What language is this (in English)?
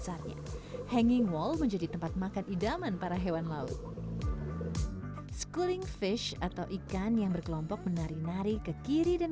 Indonesian